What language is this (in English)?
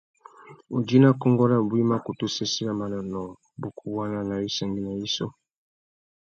Tuki